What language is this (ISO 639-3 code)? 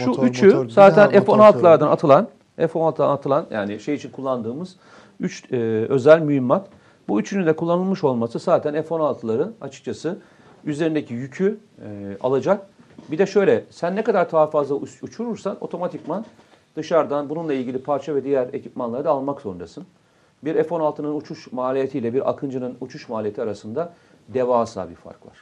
tur